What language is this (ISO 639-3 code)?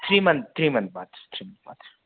hin